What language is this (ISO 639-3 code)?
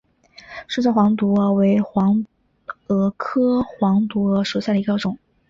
zho